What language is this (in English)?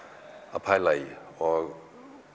Icelandic